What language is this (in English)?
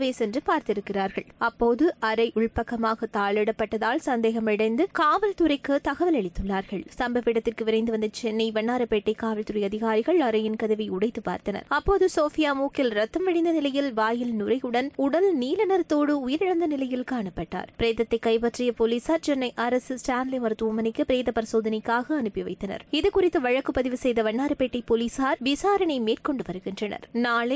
Tamil